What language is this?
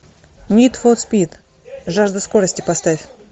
Russian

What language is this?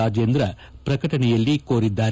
Kannada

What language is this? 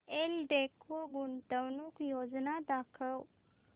Marathi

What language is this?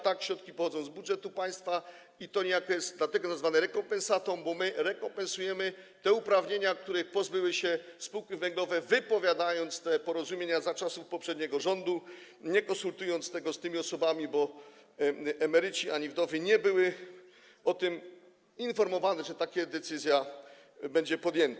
Polish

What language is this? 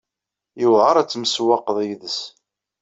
Kabyle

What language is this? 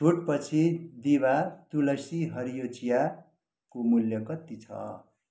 Nepali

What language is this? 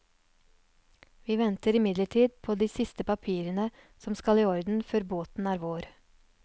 Norwegian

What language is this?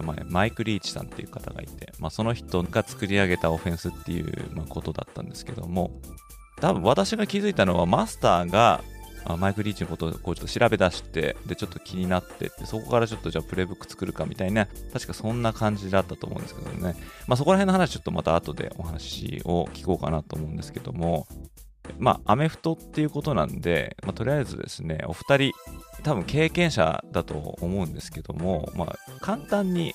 Japanese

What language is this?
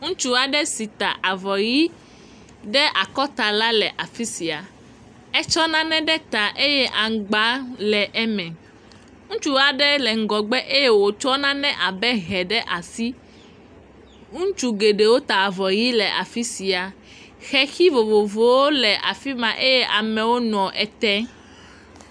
Ewe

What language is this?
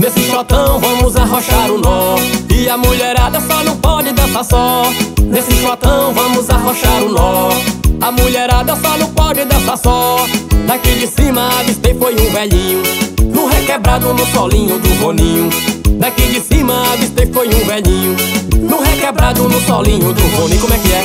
Portuguese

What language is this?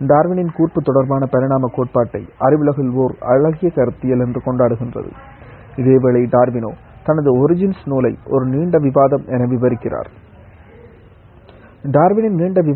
Tamil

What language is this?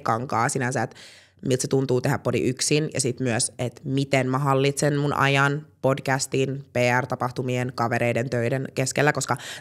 Finnish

